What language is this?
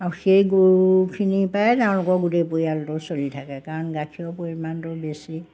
Assamese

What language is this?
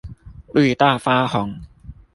Chinese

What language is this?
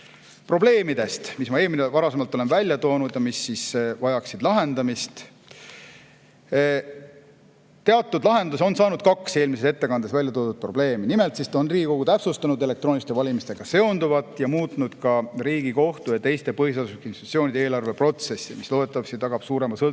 Estonian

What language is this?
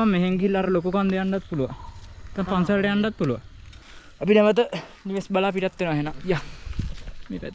Indonesian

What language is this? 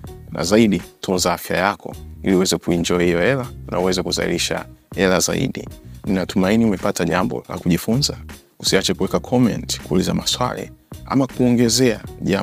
Swahili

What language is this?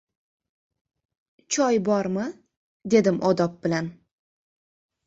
Uzbek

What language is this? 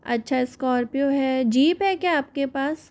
Hindi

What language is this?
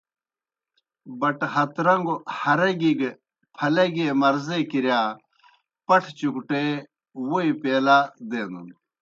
Kohistani Shina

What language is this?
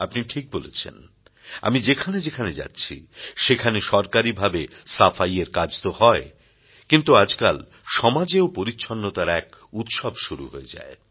Bangla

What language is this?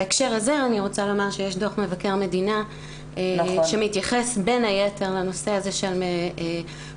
Hebrew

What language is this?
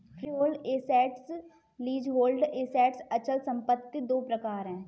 Hindi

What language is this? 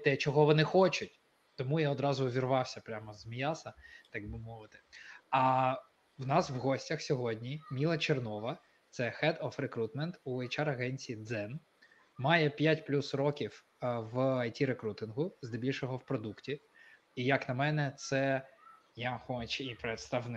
Ukrainian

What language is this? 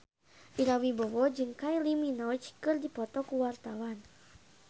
Sundanese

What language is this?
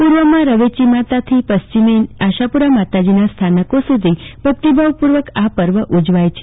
Gujarati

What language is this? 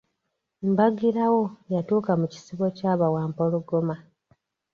Ganda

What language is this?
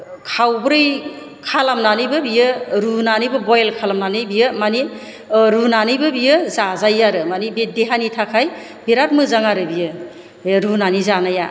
Bodo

